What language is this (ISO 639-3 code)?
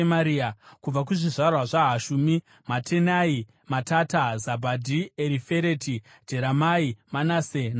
sna